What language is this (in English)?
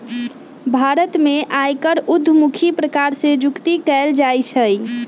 Magahi